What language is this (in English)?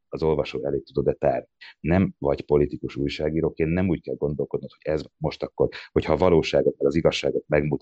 Hungarian